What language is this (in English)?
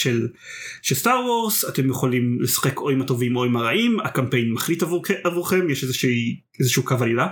Hebrew